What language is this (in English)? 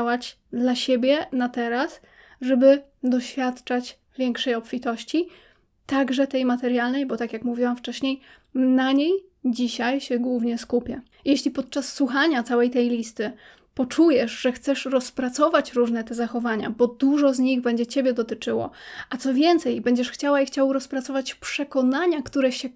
Polish